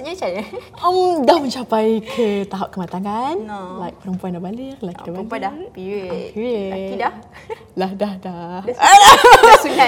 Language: Malay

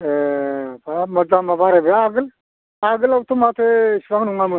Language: Bodo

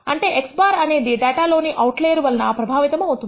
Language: Telugu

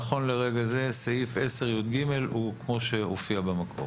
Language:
Hebrew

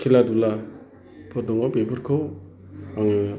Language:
Bodo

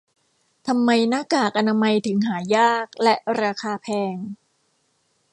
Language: Thai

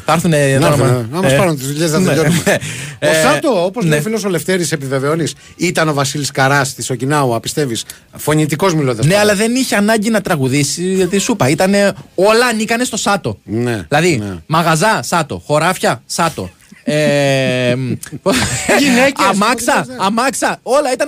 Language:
Greek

